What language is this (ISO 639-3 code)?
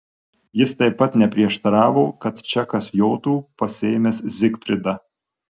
lit